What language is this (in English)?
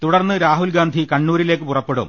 Malayalam